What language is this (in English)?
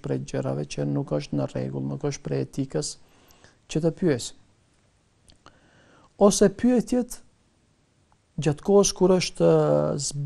Romanian